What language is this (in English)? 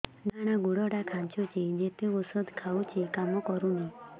Odia